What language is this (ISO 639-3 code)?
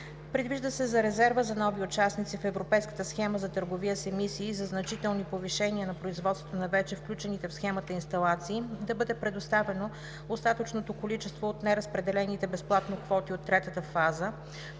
bul